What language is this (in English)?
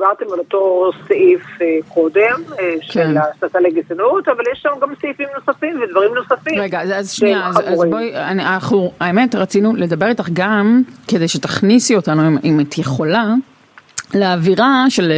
Hebrew